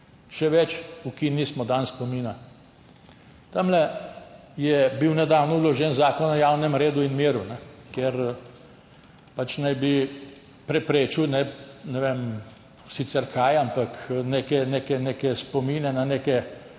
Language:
Slovenian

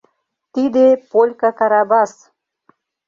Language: Mari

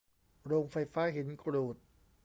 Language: Thai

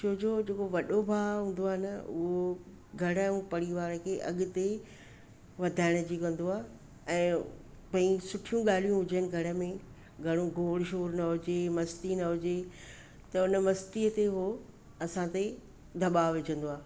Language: Sindhi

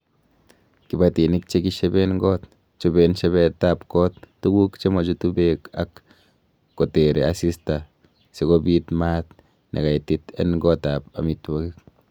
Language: Kalenjin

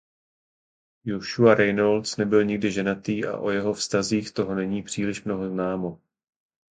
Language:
Czech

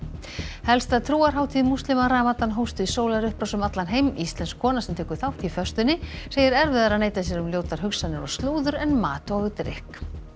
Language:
Icelandic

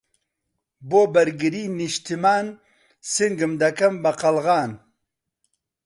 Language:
Central Kurdish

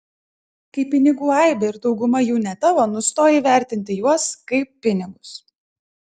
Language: Lithuanian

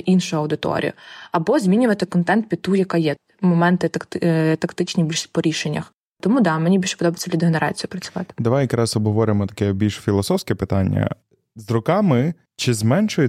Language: Ukrainian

